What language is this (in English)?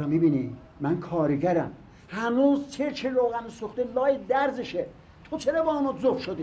Persian